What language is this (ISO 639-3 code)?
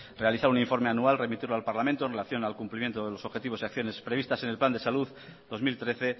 spa